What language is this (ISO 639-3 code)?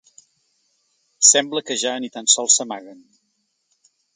cat